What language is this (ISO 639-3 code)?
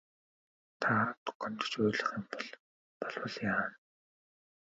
mon